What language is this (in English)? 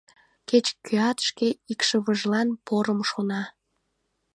Mari